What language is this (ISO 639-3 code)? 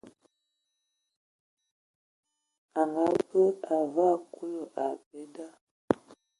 ewo